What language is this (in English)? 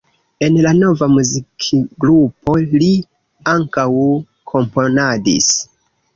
Esperanto